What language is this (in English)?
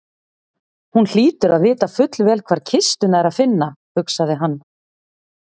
Icelandic